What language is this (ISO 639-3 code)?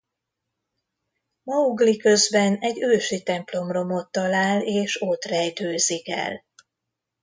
hun